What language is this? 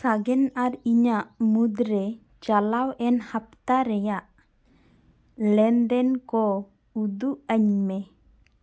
Santali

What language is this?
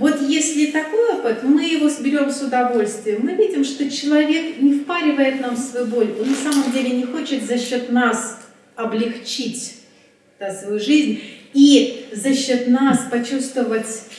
Russian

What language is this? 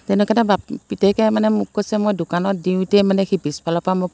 Assamese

